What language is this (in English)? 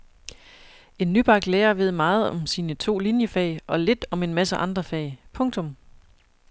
Danish